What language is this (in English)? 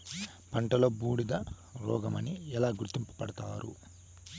Telugu